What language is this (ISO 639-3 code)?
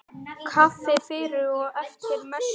isl